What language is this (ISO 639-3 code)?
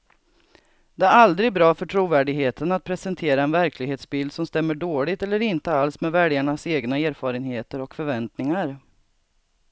swe